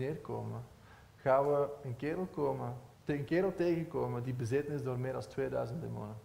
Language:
Dutch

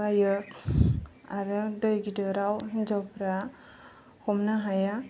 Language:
Bodo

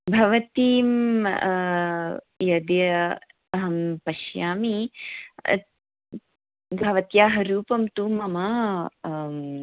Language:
Sanskrit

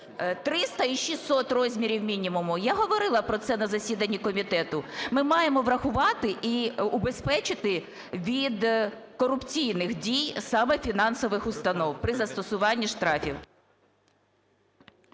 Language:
Ukrainian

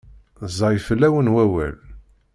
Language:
Kabyle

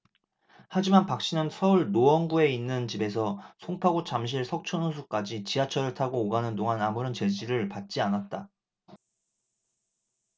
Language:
Korean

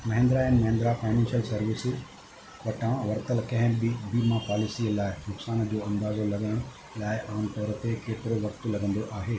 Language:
Sindhi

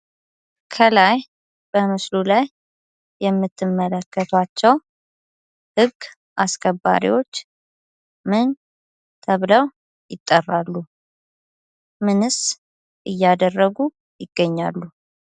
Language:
Amharic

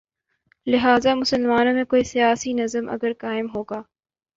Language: Urdu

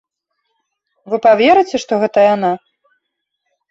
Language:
Belarusian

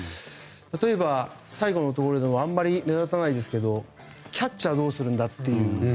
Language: Japanese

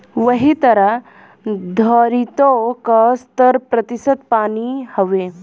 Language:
Bhojpuri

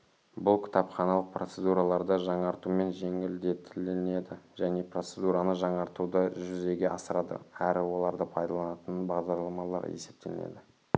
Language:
Kazakh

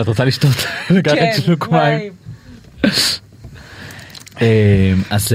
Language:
Hebrew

